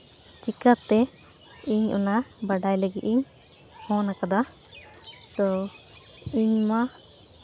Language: Santali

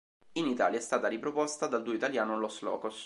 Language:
Italian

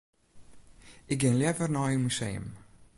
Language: Western Frisian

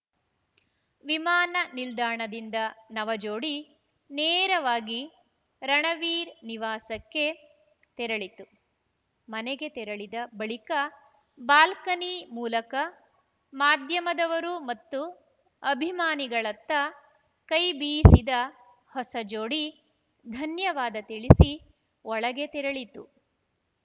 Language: Kannada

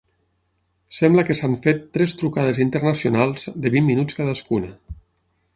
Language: Catalan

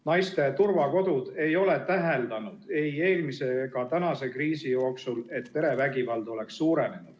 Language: Estonian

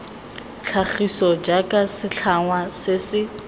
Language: Tswana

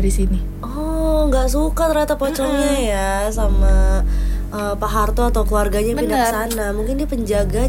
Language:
Indonesian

